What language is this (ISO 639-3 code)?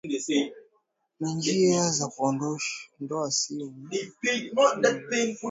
swa